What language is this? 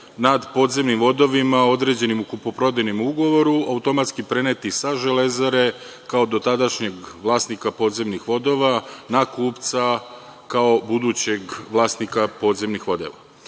Serbian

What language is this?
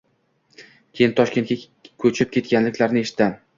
Uzbek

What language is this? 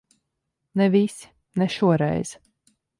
Latvian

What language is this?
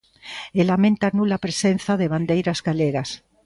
Galician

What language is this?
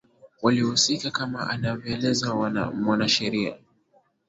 Swahili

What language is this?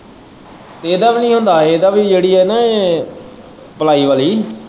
Punjabi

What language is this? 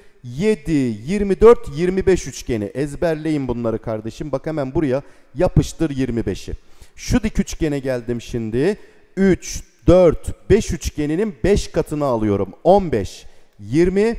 Turkish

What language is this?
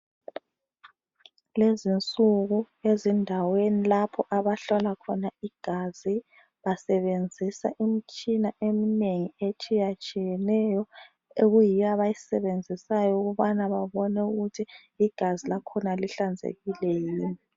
North Ndebele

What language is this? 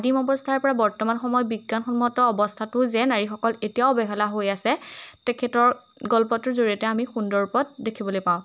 Assamese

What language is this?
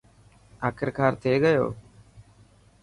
Dhatki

